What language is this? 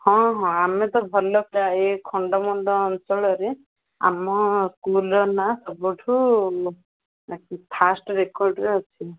Odia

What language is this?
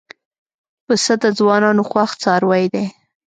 Pashto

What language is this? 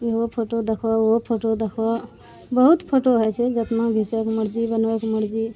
Maithili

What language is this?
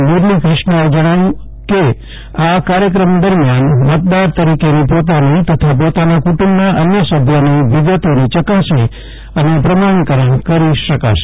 Gujarati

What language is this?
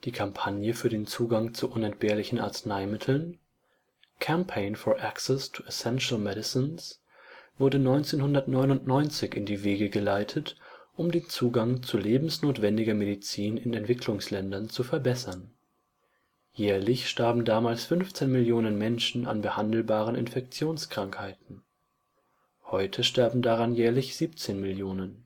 German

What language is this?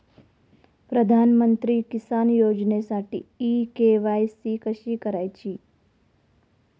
Marathi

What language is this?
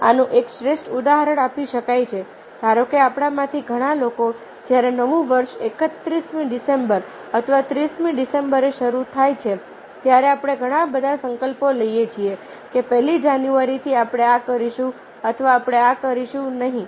Gujarati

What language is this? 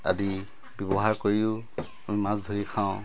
Assamese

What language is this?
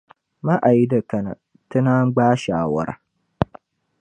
Dagbani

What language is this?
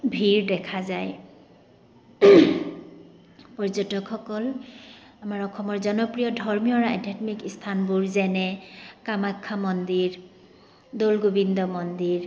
Assamese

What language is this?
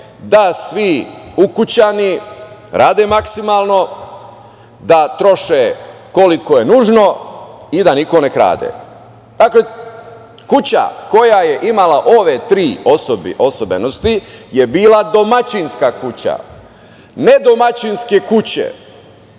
Serbian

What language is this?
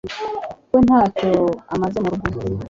Kinyarwanda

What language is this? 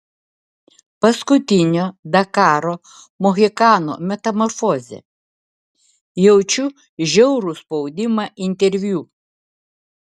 Lithuanian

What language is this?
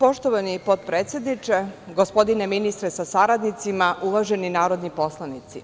Serbian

